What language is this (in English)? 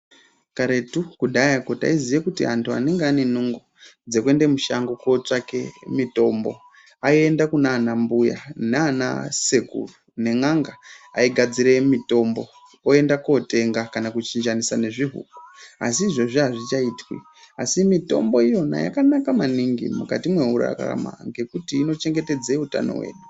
Ndau